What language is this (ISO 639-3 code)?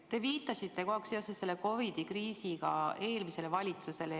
est